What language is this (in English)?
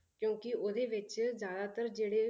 Punjabi